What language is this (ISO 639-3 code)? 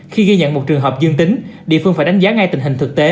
vie